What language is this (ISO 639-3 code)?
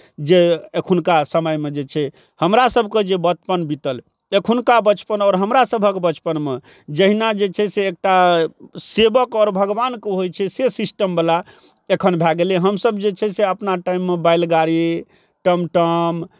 mai